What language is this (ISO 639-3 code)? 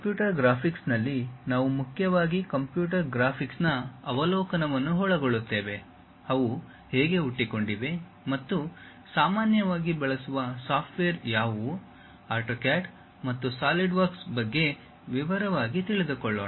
kan